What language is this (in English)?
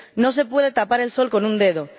Spanish